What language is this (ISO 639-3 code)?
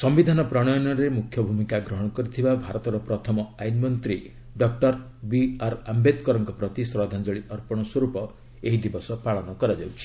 ori